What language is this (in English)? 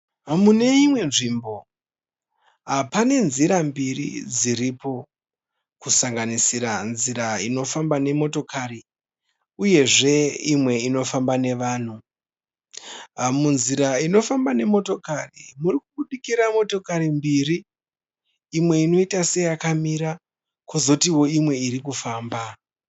Shona